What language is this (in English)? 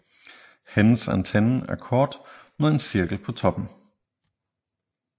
Danish